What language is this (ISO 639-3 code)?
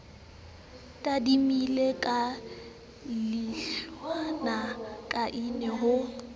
sot